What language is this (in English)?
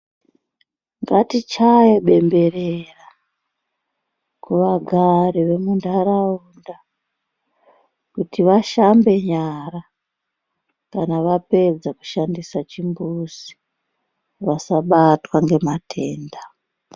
Ndau